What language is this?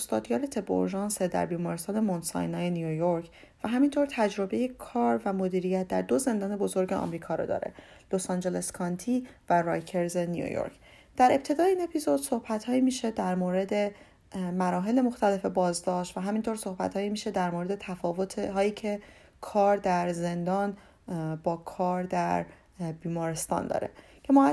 Persian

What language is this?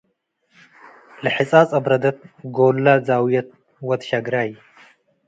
Tigre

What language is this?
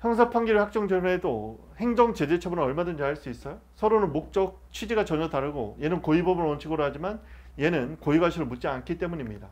Korean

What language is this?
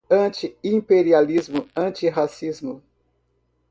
Portuguese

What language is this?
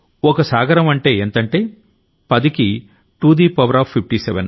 Telugu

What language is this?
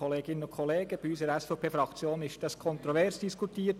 Swiss German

